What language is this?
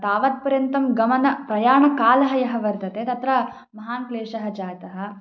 Sanskrit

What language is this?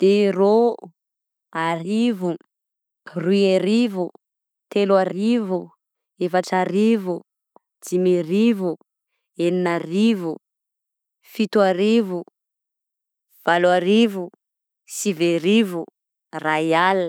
Southern Betsimisaraka Malagasy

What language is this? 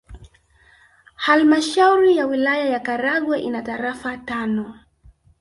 Swahili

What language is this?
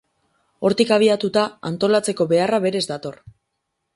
Basque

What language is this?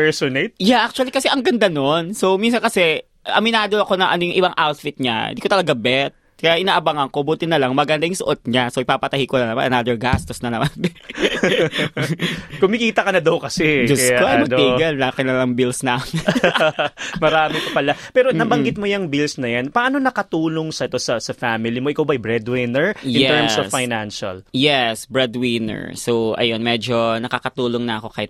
Filipino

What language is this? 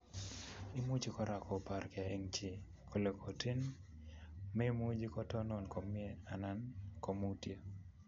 Kalenjin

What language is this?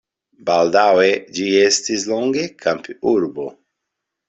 Esperanto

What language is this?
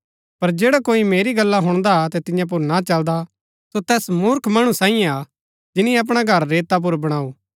Gaddi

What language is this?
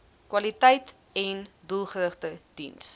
Afrikaans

